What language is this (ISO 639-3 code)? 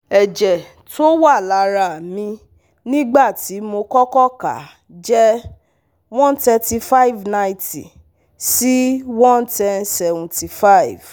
yor